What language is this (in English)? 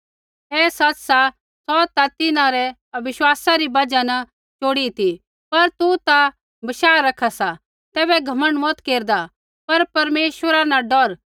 Kullu Pahari